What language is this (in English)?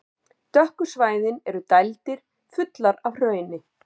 Icelandic